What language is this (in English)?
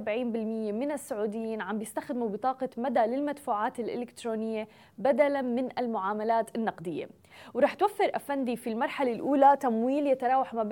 Arabic